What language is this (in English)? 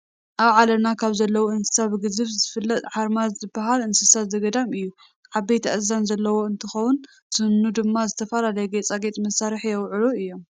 Tigrinya